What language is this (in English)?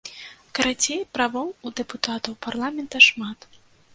Belarusian